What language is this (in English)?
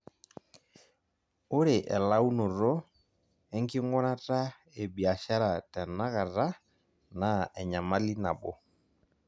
Masai